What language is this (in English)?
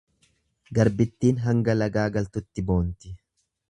Oromo